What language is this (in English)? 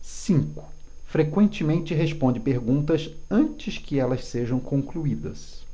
Portuguese